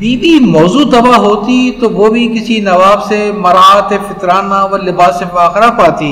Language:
Urdu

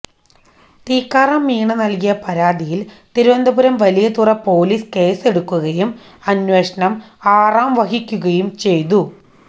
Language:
Malayalam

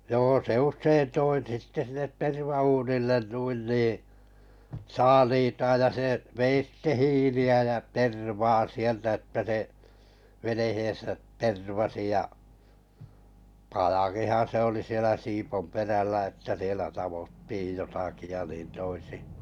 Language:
Finnish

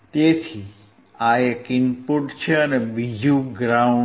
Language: Gujarati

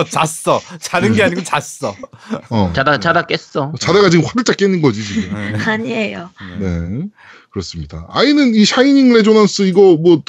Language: Korean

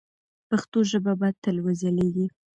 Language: Pashto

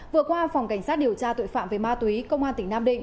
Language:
Vietnamese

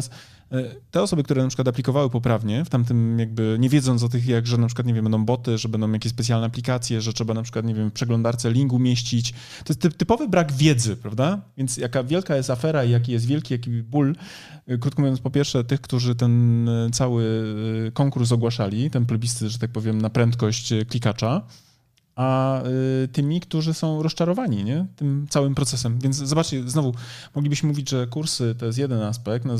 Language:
Polish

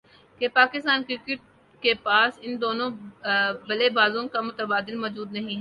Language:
Urdu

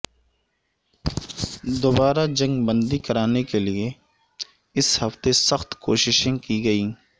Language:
Urdu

